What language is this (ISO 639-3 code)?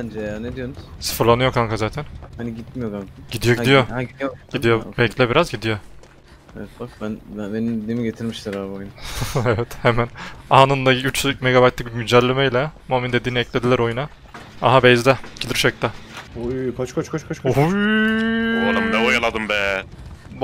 tur